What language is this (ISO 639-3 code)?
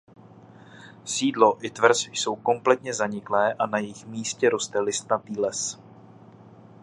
ces